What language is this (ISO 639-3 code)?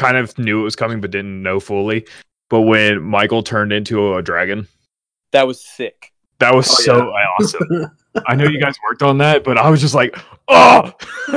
eng